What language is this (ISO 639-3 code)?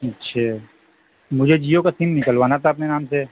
urd